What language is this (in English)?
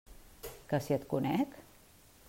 Catalan